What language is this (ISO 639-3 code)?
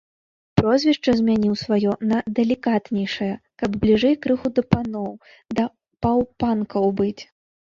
bel